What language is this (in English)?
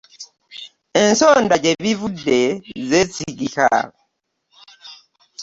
Ganda